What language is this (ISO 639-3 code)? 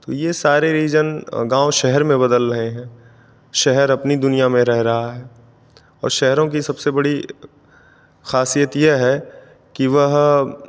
hin